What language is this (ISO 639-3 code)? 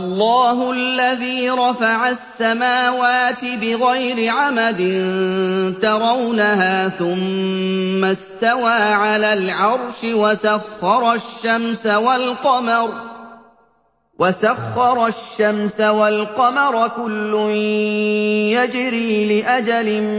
ara